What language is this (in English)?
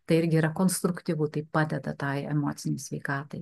Lithuanian